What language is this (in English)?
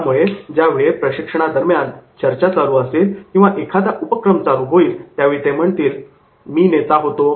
Marathi